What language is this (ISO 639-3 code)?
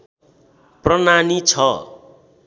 nep